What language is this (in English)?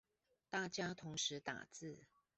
Chinese